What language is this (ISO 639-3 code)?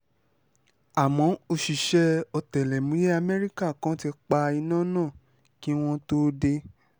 yor